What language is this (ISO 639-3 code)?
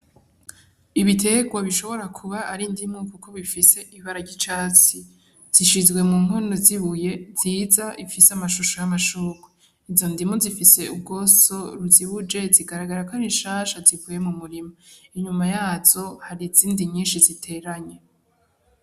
run